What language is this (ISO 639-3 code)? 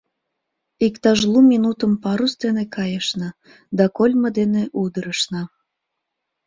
chm